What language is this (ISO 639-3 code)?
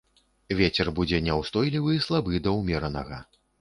bel